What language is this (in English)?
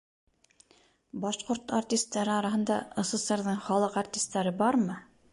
Bashkir